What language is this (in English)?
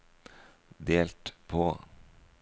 Norwegian